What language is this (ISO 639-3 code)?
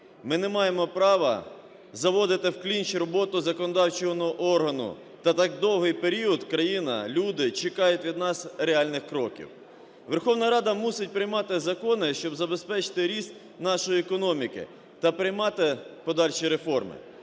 ukr